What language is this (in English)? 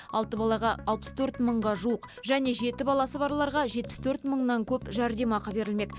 Kazakh